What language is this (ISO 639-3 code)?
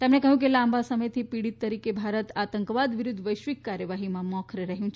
guj